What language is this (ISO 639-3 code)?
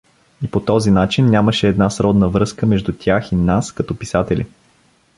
bul